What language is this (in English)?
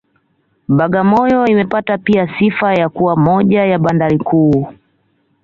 Swahili